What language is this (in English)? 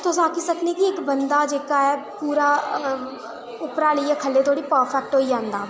Dogri